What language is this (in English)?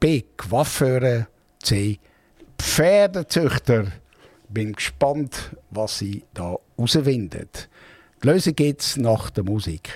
German